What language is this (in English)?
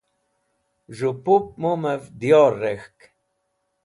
Wakhi